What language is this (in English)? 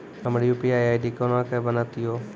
Maithili